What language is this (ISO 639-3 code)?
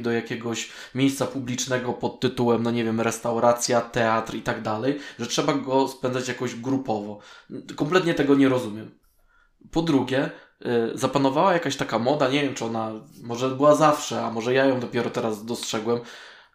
pol